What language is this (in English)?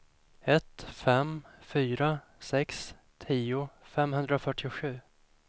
Swedish